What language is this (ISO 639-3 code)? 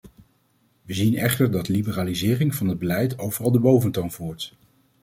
nld